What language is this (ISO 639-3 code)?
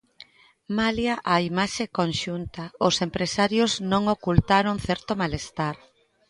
glg